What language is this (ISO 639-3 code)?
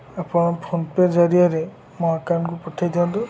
ori